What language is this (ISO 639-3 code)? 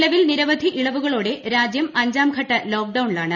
mal